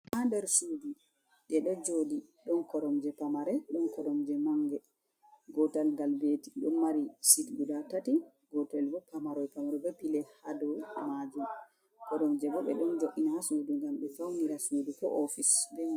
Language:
Fula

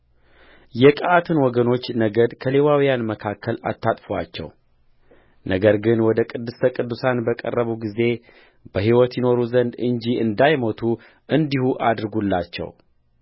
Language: Amharic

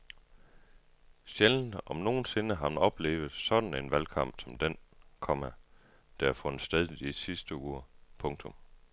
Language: Danish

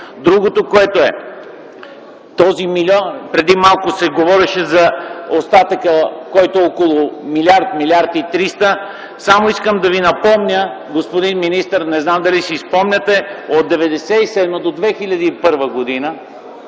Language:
Bulgarian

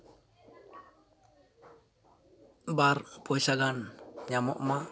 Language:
Santali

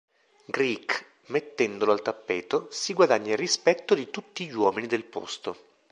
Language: Italian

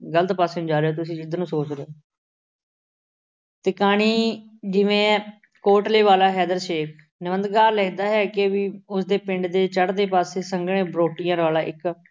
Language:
Punjabi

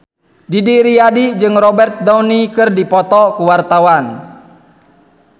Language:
Sundanese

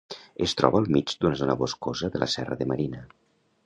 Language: Catalan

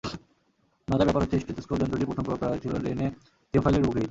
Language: Bangla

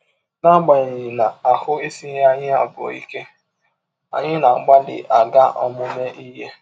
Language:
Igbo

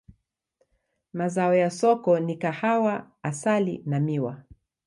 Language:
Swahili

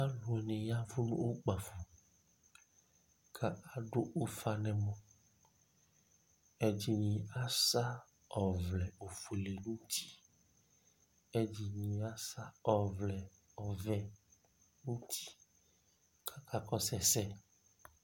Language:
Ikposo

